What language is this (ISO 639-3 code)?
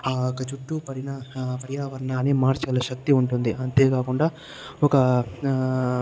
tel